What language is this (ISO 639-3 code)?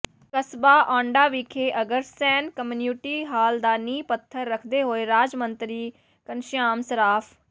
pan